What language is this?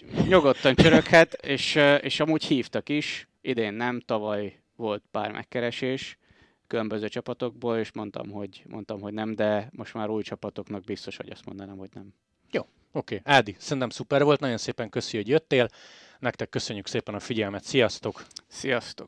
Hungarian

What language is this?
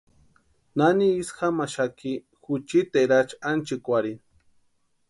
Western Highland Purepecha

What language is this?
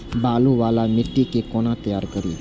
Maithili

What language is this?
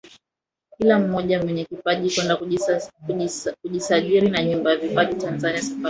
Swahili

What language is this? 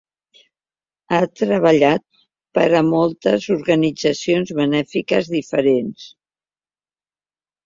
Catalan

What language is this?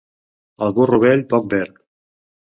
Catalan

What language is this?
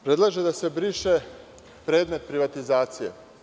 Serbian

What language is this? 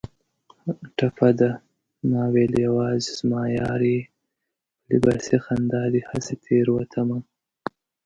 Pashto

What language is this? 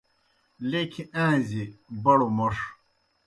Kohistani Shina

